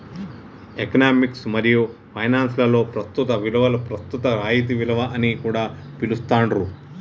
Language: Telugu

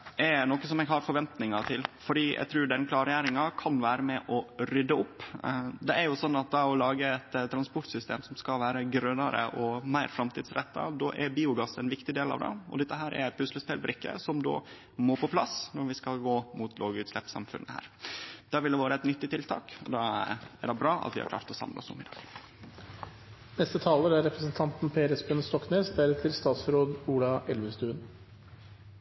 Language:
Norwegian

